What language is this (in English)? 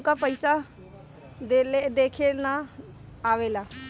Bhojpuri